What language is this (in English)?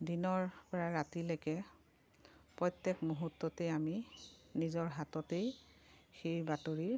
Assamese